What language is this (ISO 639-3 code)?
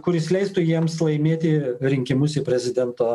lit